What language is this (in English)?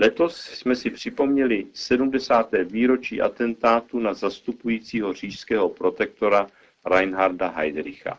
Czech